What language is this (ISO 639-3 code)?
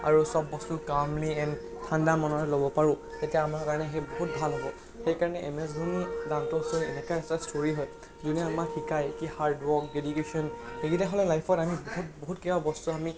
asm